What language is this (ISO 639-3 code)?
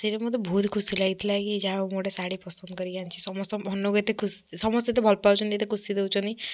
ori